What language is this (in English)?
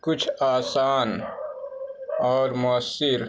Urdu